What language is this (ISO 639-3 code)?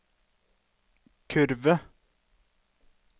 nor